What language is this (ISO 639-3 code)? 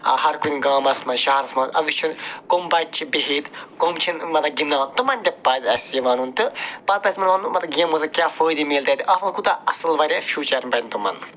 kas